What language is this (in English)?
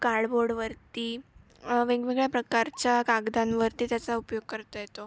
Marathi